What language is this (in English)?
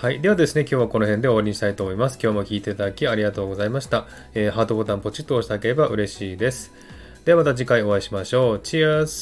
Japanese